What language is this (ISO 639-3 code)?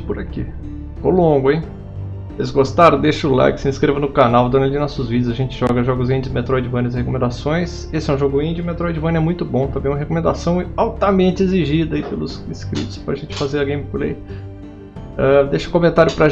por